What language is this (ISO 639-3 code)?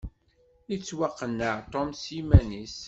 kab